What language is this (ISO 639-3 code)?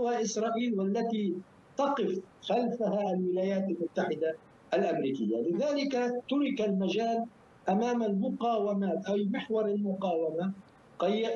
ara